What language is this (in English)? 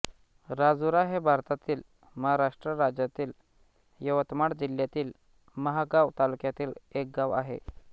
Marathi